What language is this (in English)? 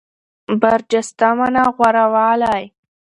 Pashto